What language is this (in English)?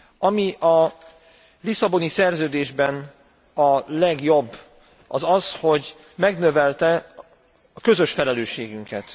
Hungarian